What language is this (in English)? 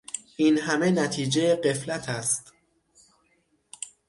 Persian